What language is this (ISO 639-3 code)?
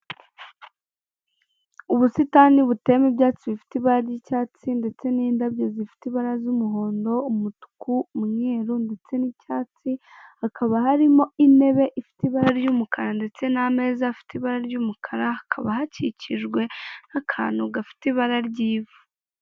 kin